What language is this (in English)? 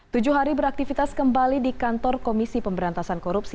Indonesian